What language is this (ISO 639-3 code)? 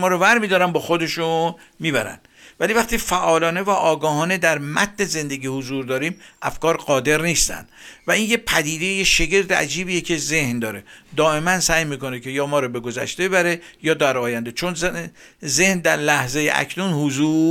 fas